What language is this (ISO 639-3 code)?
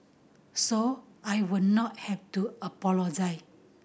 eng